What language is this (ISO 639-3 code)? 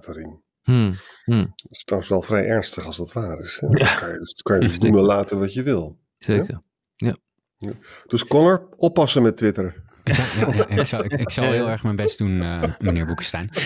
nld